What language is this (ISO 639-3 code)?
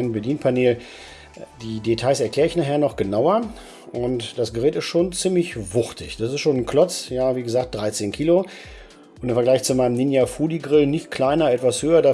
deu